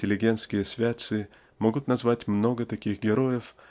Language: Russian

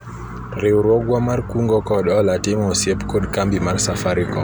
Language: Luo (Kenya and Tanzania)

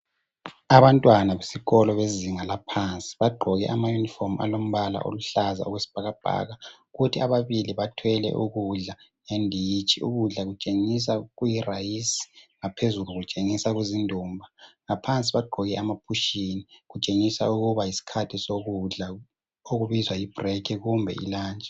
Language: North Ndebele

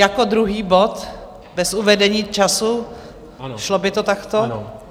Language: Czech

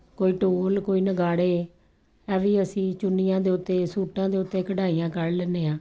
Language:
Punjabi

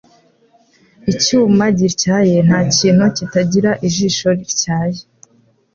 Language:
Kinyarwanda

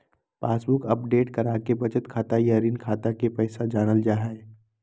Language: Magahi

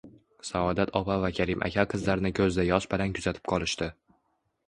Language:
Uzbek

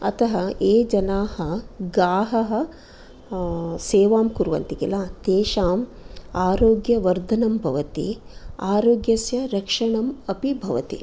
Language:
Sanskrit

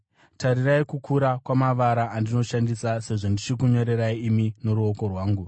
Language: Shona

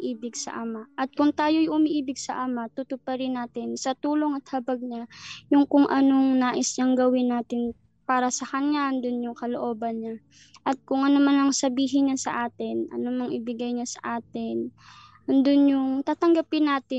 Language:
Filipino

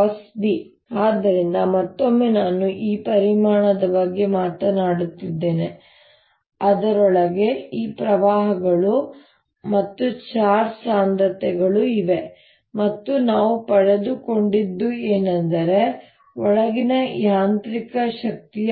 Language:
Kannada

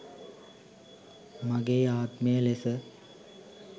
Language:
Sinhala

